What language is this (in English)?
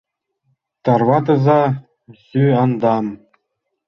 Mari